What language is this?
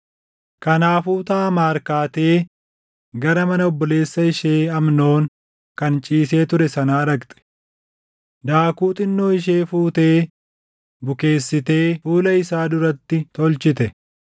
Oromo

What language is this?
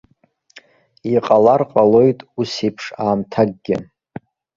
Abkhazian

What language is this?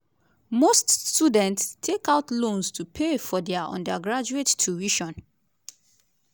Nigerian Pidgin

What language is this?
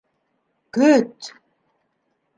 Bashkir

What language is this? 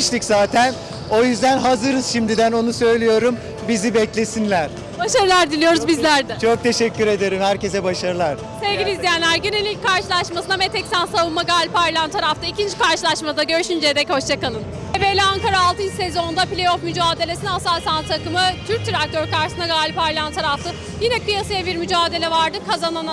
Turkish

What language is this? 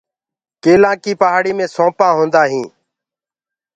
Gurgula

